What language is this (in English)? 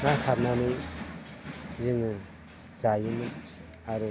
Bodo